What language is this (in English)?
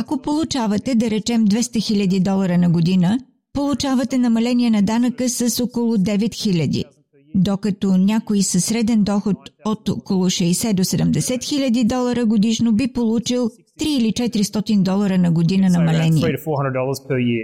Bulgarian